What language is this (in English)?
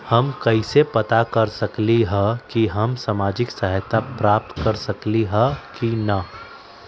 Magahi